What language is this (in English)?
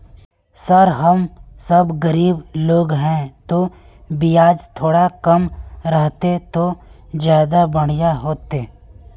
Magahi